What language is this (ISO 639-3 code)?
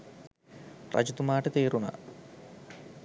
sin